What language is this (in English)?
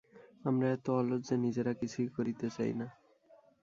Bangla